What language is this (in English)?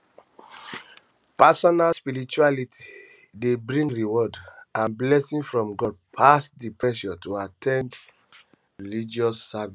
Nigerian Pidgin